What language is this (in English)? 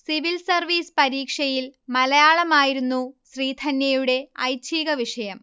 Malayalam